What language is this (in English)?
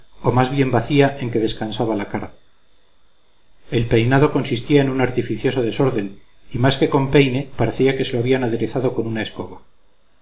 Spanish